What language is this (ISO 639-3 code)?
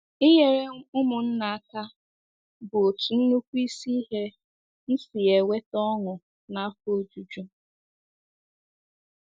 ibo